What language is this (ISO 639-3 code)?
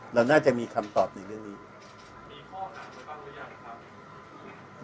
tha